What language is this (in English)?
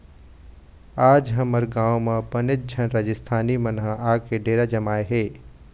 Chhattisgarhi